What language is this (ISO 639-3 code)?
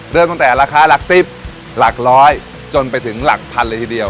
tha